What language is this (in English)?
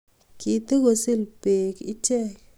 Kalenjin